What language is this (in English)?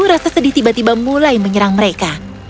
Indonesian